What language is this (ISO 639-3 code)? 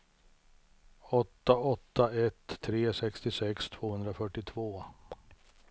swe